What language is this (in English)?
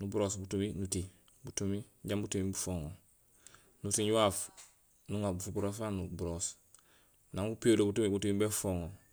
Gusilay